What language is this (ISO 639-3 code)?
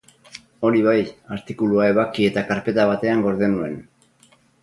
eus